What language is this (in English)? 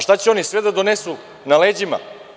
Serbian